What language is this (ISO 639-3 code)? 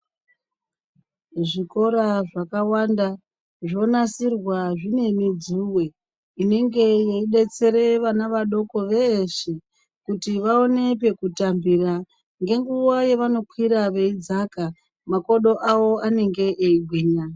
ndc